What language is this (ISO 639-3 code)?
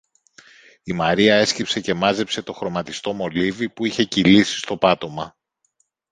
ell